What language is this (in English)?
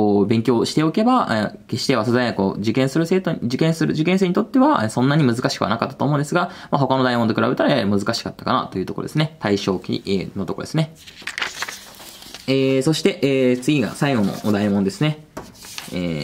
Japanese